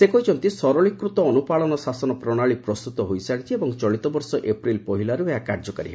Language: Odia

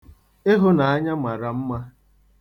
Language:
Igbo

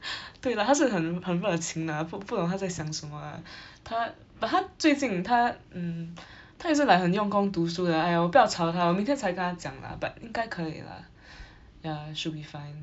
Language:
English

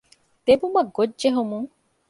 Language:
Divehi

